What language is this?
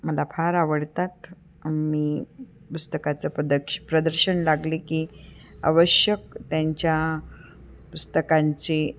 Marathi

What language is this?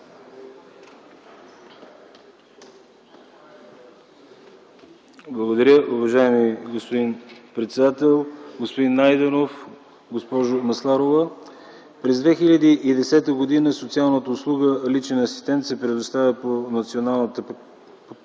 Bulgarian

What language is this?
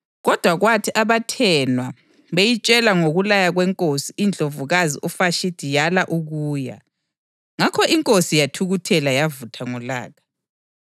North Ndebele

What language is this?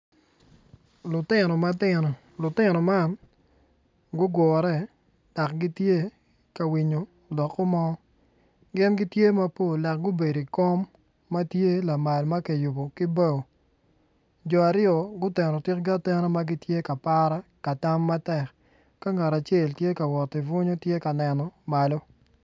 Acoli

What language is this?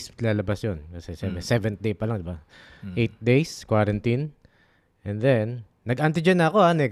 Filipino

